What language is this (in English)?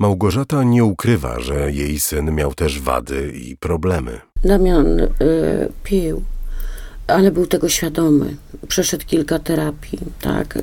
Polish